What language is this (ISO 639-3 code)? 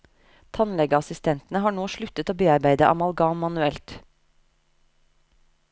nor